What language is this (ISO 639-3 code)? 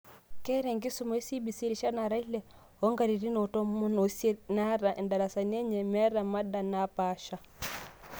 mas